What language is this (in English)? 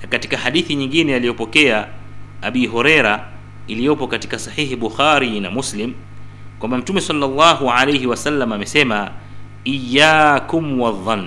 Swahili